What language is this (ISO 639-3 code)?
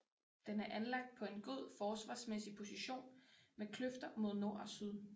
dan